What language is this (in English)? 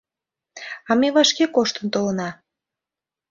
Mari